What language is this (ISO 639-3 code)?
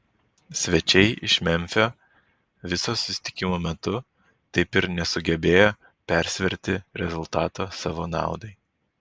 lit